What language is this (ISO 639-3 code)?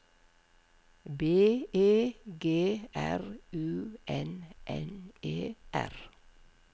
nor